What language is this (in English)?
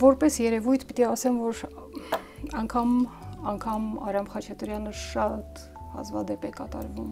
Romanian